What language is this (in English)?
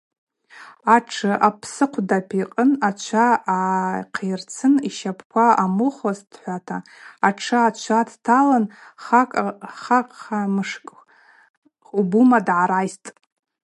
Abaza